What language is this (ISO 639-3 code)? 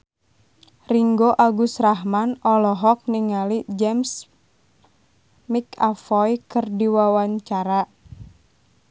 sun